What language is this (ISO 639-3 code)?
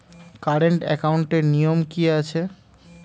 ben